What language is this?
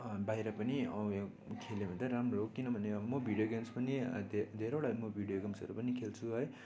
Nepali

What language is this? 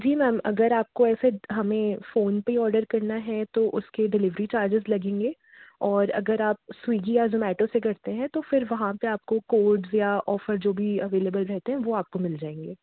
Hindi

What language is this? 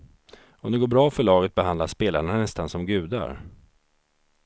Swedish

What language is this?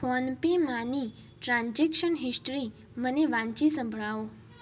Gujarati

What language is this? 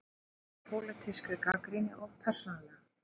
Icelandic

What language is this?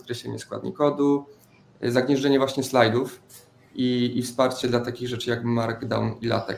Polish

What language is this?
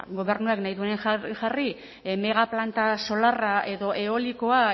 Basque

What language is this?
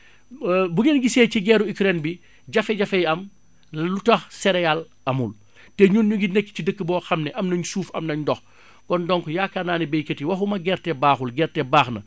Wolof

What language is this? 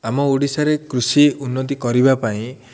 Odia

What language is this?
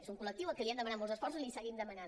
Catalan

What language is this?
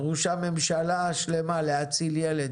Hebrew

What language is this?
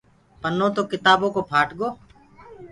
Gurgula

